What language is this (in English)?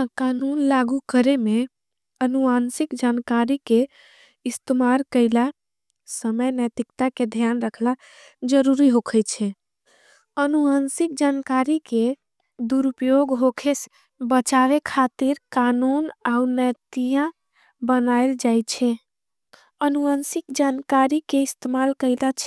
Angika